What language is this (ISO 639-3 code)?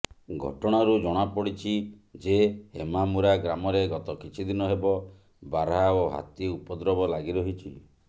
ori